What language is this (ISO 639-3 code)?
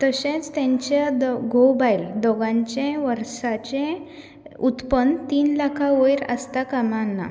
kok